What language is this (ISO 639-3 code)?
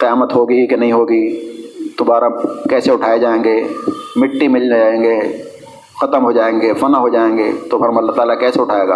urd